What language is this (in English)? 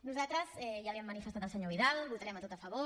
Catalan